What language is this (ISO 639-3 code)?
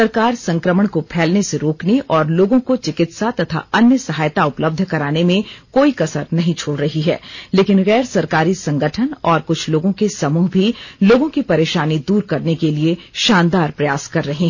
hin